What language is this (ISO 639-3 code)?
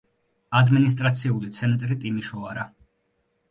kat